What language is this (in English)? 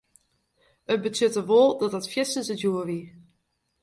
Western Frisian